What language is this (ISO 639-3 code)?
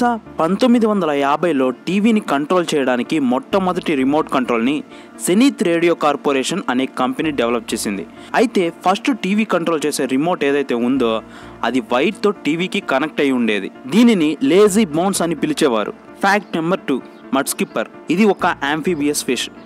tel